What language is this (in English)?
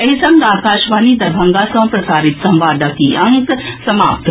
Maithili